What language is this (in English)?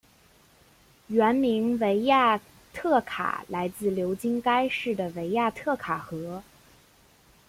Chinese